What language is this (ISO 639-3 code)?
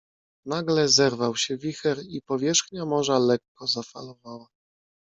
pol